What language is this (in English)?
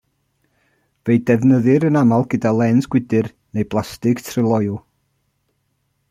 Welsh